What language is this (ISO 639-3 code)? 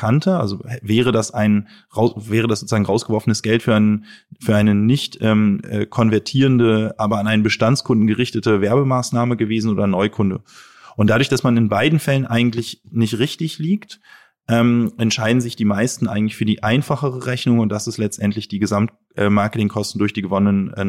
deu